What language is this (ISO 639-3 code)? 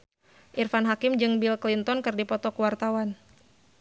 sun